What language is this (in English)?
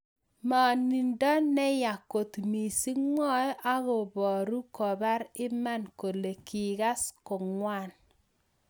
Kalenjin